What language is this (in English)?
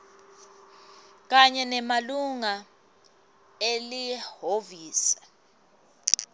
Swati